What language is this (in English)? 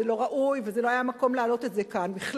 Hebrew